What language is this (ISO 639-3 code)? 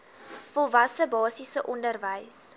afr